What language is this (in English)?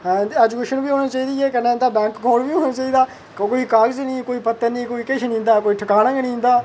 Dogri